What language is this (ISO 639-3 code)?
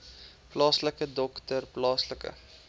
afr